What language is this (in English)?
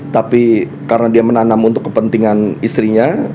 Indonesian